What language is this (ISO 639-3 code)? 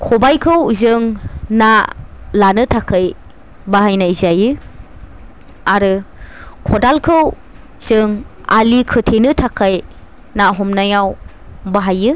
brx